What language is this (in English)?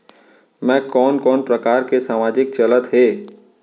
Chhattisgarhi